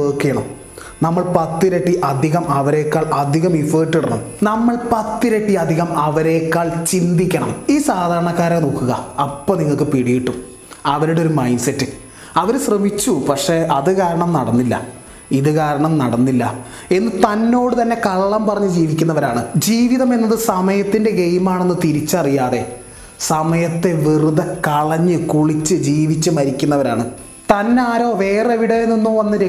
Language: Malayalam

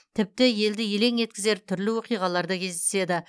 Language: Kazakh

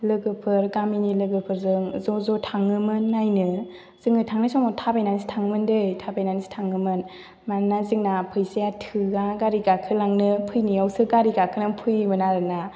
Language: Bodo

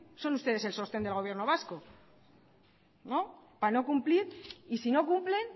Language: Spanish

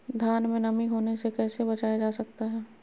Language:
Magahi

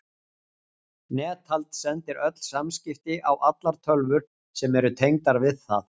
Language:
Icelandic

